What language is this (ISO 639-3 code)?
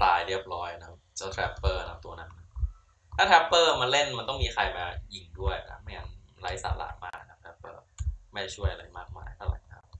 tha